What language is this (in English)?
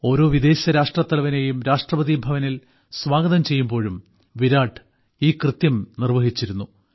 Malayalam